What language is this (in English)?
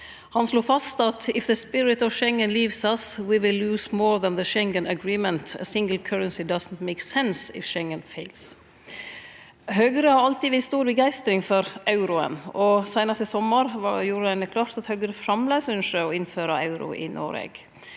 Norwegian